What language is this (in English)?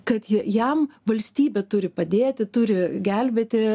Lithuanian